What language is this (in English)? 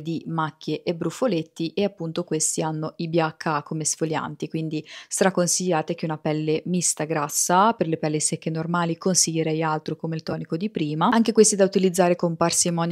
Italian